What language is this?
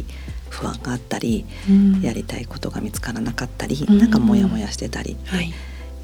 Japanese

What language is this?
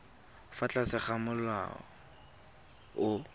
Tswana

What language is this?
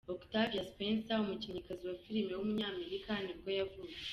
Kinyarwanda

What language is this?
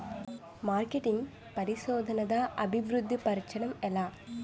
Telugu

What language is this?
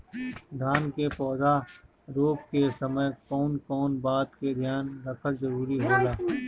Bhojpuri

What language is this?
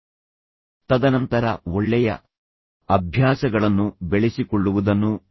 Kannada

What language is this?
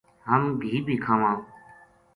Gujari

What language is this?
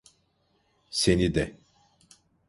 Turkish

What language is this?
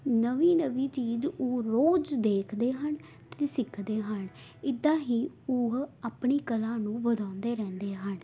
Punjabi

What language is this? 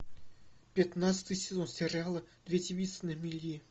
Russian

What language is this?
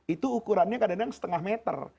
Indonesian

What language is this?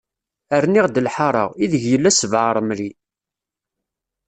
Kabyle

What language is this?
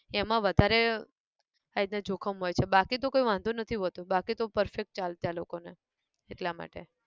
Gujarati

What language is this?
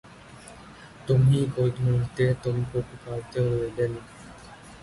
Urdu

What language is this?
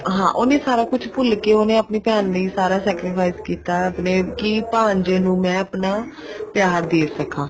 Punjabi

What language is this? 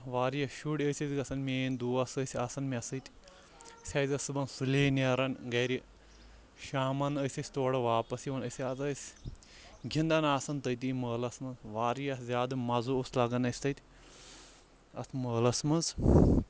Kashmiri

